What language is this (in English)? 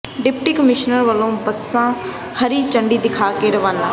Punjabi